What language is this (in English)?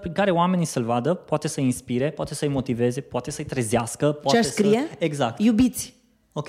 Romanian